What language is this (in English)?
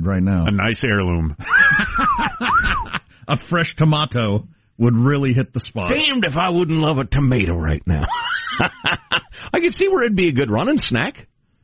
English